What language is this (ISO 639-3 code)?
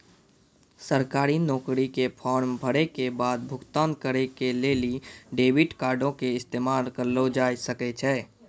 mai